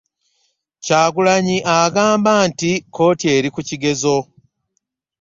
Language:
Ganda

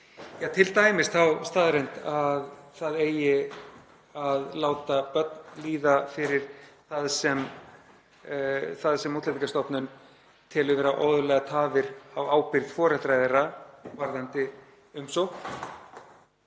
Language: Icelandic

